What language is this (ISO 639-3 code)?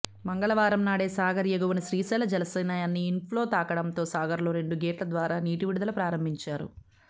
tel